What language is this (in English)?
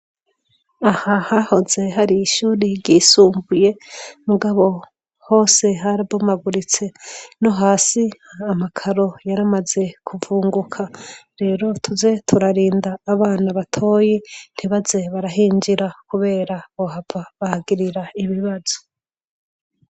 Rundi